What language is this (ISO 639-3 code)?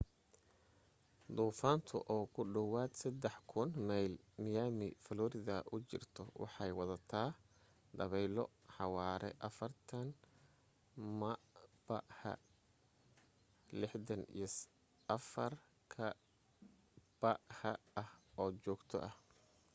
som